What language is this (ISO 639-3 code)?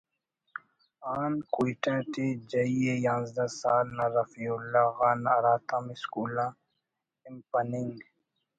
brh